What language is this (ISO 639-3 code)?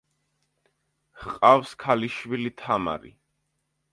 kat